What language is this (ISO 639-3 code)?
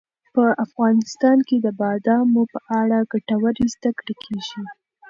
pus